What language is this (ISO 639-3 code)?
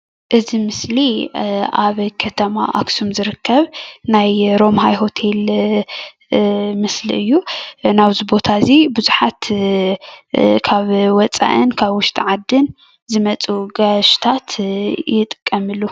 tir